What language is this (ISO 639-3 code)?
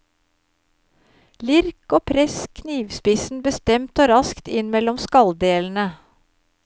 nor